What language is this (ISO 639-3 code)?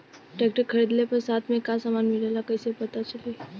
bho